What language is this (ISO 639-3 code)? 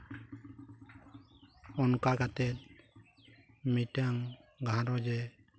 sat